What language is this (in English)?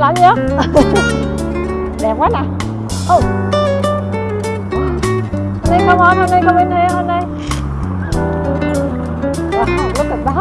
Vietnamese